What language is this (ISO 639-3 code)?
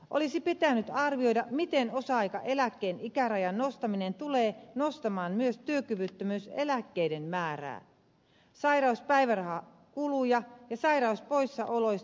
fin